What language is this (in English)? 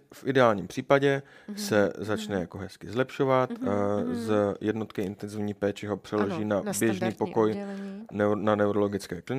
Czech